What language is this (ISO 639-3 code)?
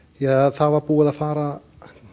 isl